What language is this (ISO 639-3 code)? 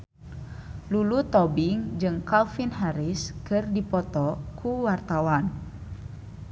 sun